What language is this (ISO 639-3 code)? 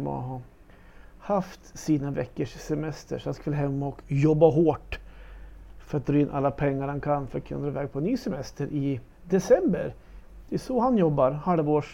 swe